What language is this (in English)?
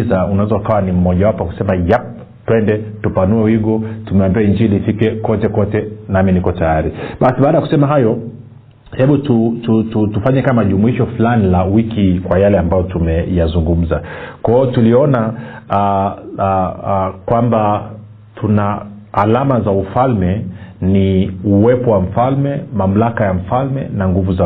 Swahili